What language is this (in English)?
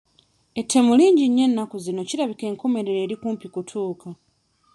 Ganda